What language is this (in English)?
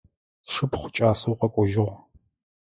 Adyghe